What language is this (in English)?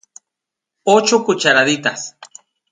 Spanish